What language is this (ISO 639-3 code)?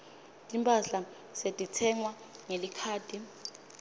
ssw